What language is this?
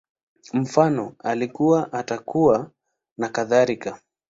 Swahili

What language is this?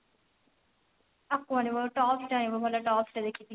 Odia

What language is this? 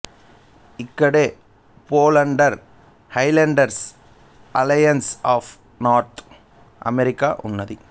Telugu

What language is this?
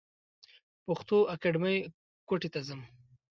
Pashto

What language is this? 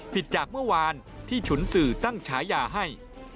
Thai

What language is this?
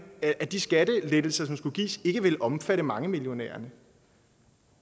Danish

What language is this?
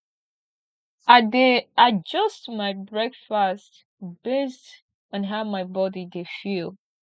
Nigerian Pidgin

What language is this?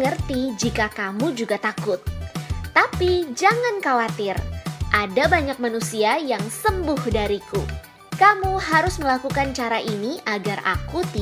Indonesian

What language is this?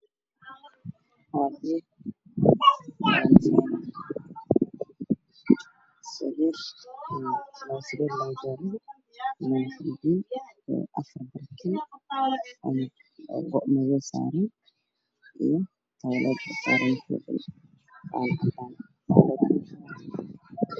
Somali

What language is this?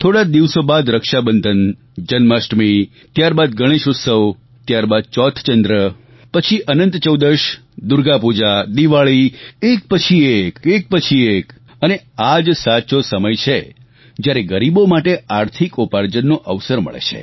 Gujarati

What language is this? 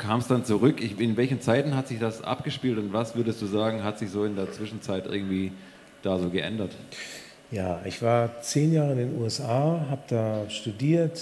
German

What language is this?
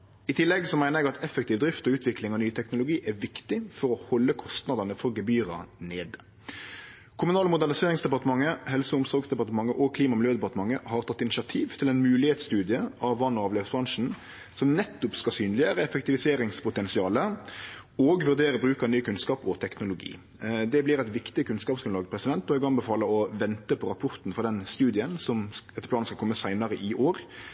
Norwegian Nynorsk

